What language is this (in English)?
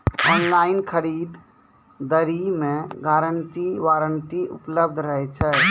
Maithili